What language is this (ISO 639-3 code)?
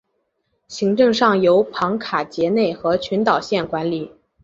zho